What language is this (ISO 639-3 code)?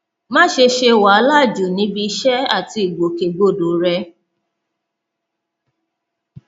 yor